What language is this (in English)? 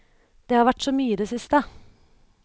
Norwegian